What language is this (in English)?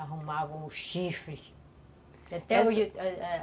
Portuguese